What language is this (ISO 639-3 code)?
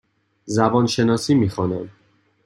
fas